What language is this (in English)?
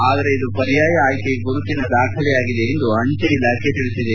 Kannada